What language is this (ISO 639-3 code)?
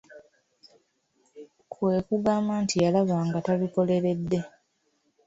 lug